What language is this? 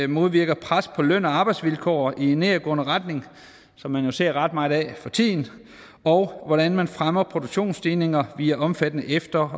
Danish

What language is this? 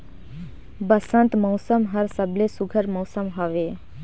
Chhattisgarhi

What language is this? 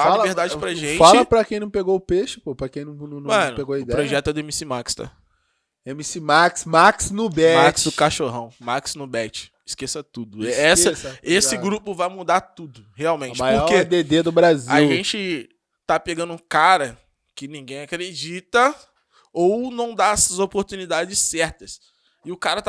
Portuguese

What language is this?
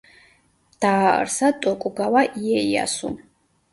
Georgian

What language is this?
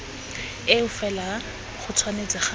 Tswana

